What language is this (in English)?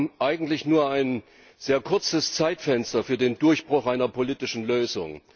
German